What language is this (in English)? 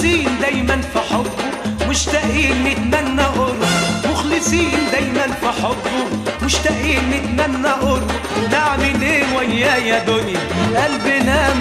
Arabic